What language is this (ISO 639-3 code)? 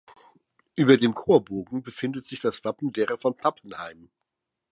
deu